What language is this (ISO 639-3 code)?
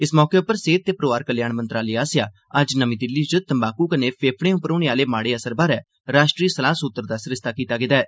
doi